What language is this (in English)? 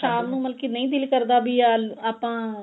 Punjabi